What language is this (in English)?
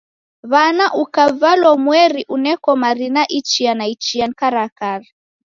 Taita